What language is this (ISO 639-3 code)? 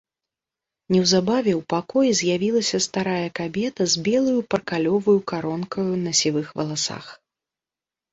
bel